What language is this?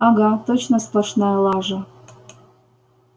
Russian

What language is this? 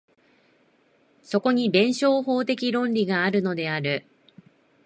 Japanese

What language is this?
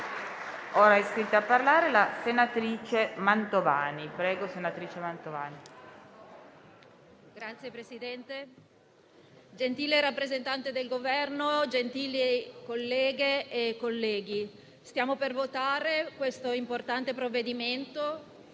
Italian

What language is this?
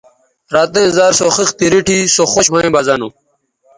Bateri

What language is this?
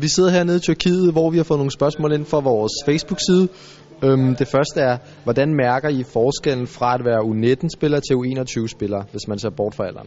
Danish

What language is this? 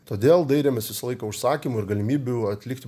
Lithuanian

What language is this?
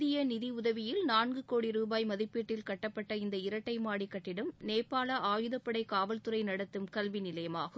Tamil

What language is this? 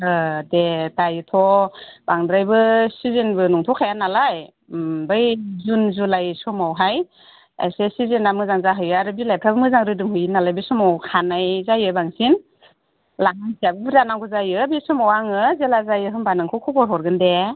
Bodo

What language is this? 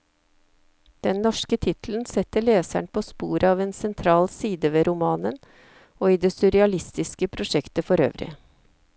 Norwegian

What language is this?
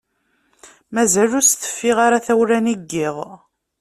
Kabyle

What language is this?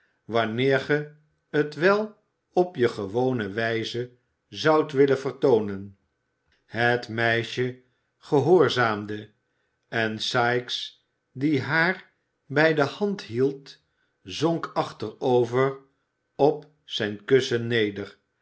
Dutch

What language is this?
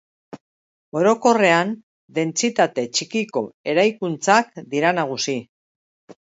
Basque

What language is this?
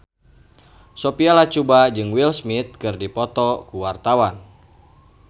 Sundanese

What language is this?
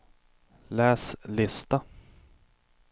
Swedish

